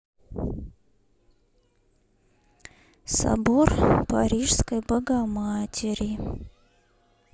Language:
Russian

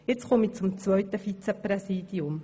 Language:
Swiss German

